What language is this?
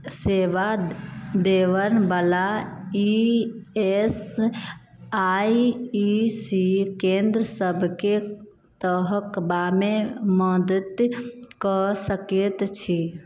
Maithili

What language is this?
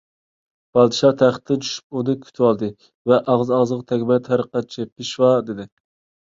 Uyghur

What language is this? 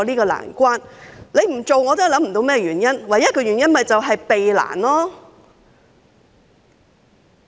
Cantonese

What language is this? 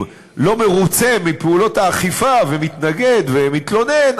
Hebrew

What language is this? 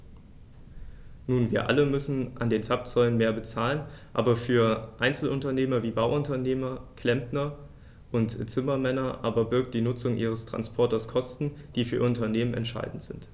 German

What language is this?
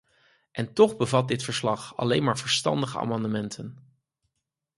Dutch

